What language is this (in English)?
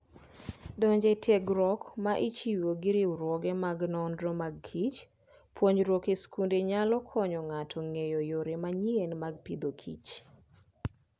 Luo (Kenya and Tanzania)